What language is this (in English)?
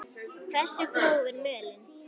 Icelandic